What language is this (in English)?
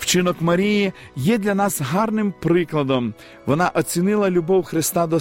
Ukrainian